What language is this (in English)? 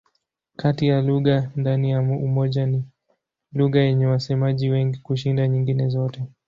Swahili